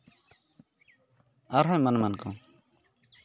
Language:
Santali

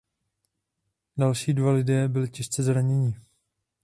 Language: Czech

